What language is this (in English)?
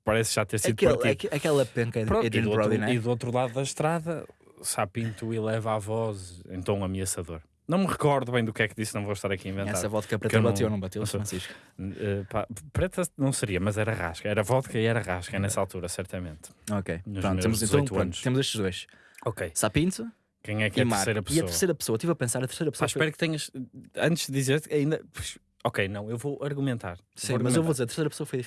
Portuguese